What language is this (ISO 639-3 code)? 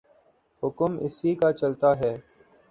urd